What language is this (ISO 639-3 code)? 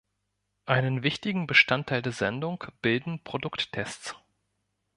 deu